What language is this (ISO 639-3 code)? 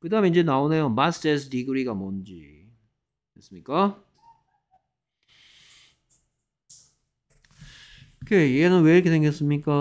kor